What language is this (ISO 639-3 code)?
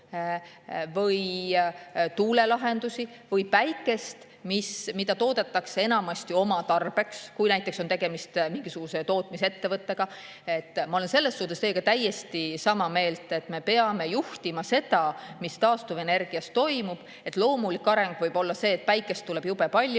est